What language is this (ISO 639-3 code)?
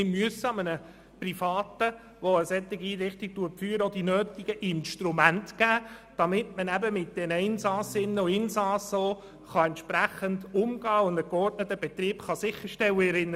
gsw